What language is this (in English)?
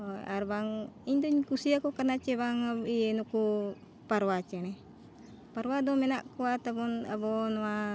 Santali